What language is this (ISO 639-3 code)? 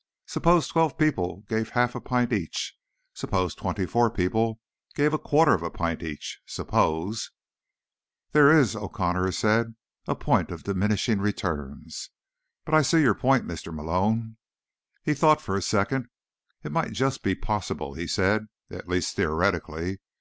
eng